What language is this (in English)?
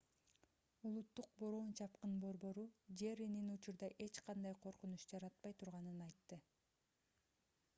Kyrgyz